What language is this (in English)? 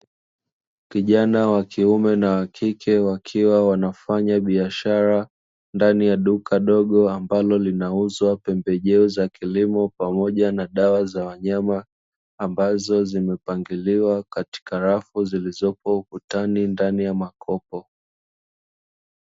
Swahili